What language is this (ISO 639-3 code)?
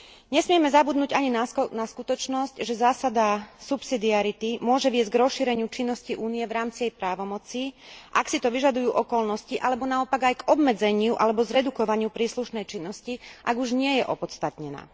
slk